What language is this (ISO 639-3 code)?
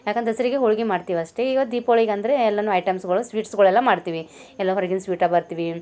kan